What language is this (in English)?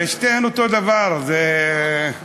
Hebrew